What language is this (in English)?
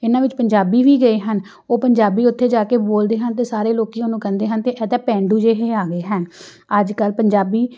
Punjabi